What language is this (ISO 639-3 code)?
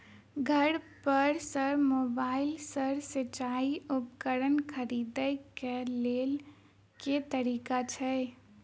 mai